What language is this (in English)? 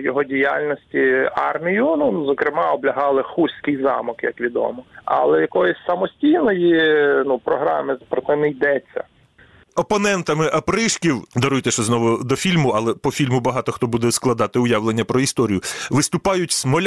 Ukrainian